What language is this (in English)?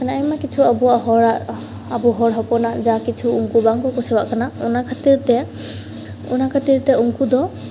Santali